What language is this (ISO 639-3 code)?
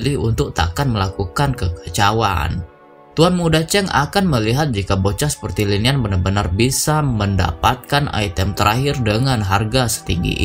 ind